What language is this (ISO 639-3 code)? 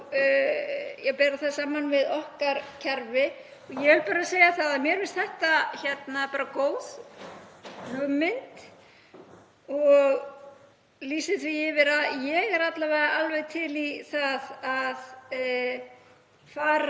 isl